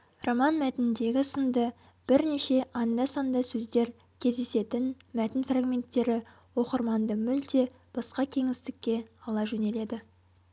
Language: Kazakh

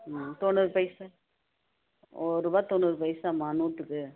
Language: Tamil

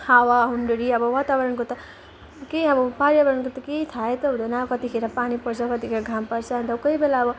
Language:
Nepali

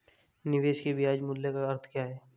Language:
Hindi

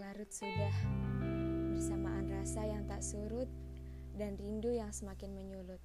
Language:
Indonesian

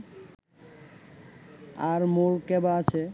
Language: Bangla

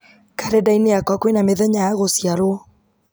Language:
Kikuyu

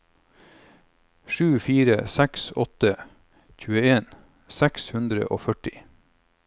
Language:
Norwegian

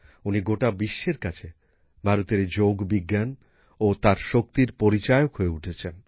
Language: Bangla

